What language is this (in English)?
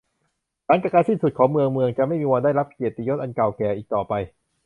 Thai